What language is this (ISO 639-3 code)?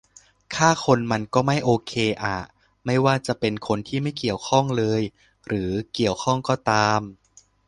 tha